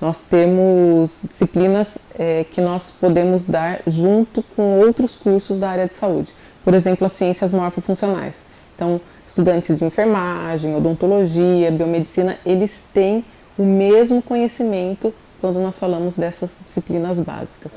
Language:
Portuguese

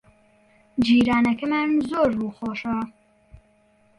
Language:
Central Kurdish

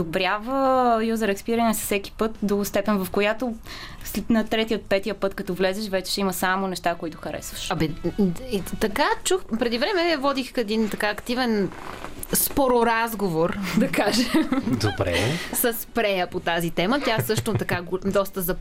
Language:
Bulgarian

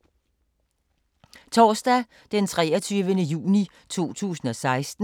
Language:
Danish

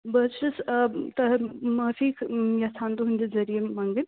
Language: Kashmiri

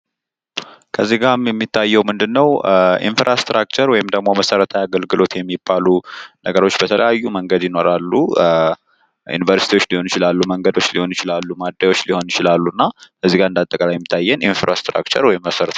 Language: Amharic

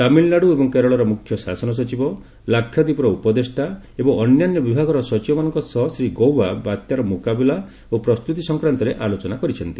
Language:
Odia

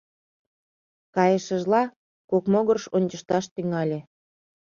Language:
Mari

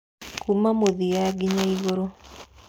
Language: Kikuyu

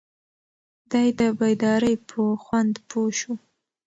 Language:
Pashto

